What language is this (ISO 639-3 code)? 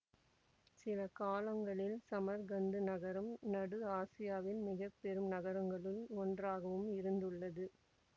tam